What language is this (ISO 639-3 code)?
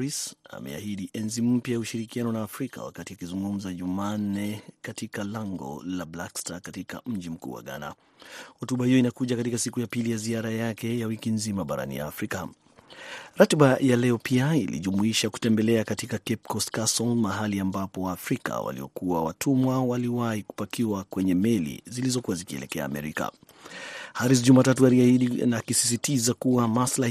swa